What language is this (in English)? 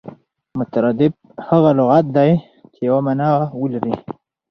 Pashto